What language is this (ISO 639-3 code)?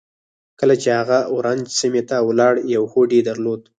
pus